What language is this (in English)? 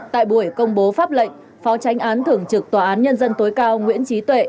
Vietnamese